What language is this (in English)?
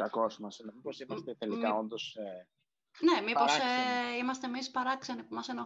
Greek